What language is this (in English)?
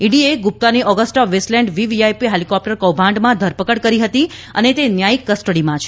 Gujarati